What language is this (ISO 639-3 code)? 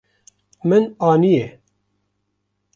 kur